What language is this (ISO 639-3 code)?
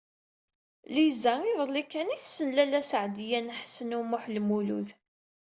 kab